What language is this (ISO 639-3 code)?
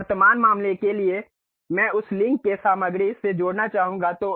hin